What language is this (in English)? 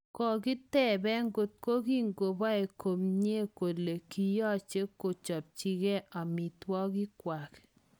Kalenjin